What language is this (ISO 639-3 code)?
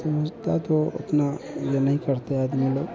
hin